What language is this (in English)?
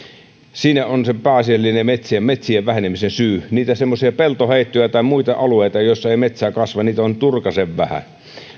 Finnish